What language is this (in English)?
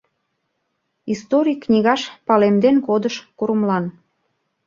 Mari